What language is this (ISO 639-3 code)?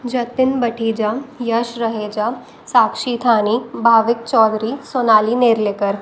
snd